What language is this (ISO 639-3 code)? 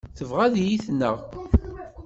kab